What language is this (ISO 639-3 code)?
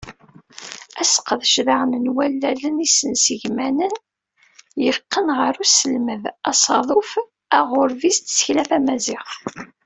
kab